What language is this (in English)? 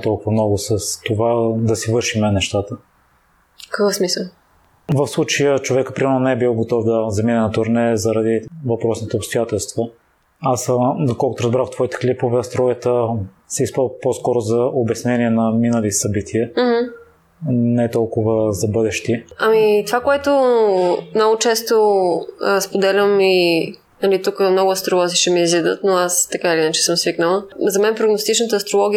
Bulgarian